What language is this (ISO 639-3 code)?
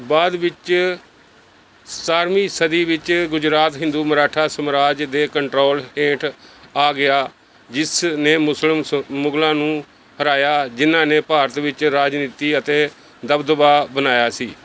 pan